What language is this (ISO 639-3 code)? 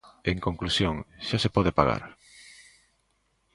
glg